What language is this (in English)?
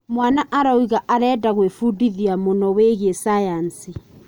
Kikuyu